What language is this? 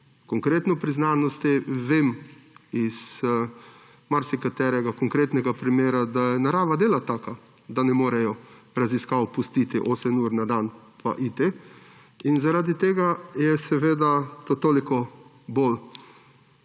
Slovenian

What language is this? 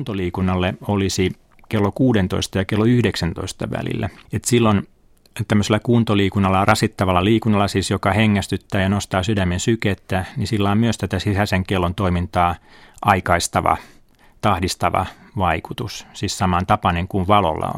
Finnish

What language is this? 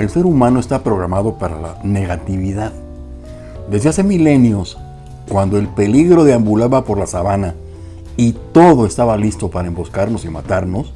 Spanish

